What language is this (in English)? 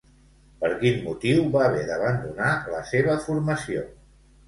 Catalan